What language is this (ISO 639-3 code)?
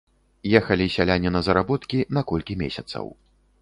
bel